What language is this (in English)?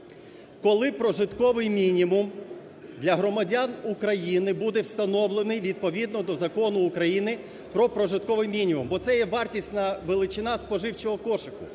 Ukrainian